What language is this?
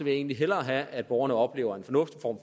Danish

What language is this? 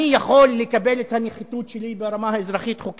Hebrew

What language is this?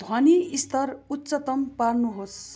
Nepali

